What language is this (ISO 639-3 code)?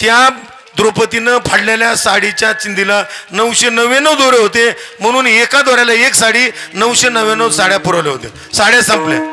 mar